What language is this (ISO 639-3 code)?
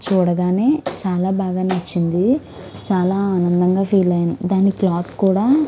tel